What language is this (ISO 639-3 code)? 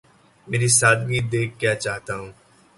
urd